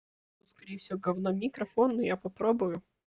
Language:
Russian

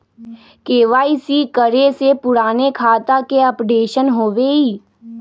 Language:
Magahi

